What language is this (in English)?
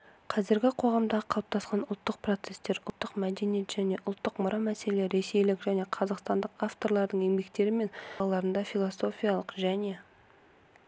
Kazakh